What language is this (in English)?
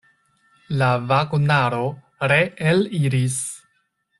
Esperanto